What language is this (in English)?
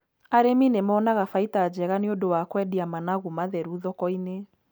Kikuyu